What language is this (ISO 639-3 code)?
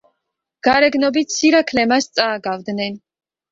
kat